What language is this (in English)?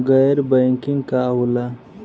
Bhojpuri